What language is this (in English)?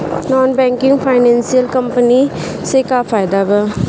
Bhojpuri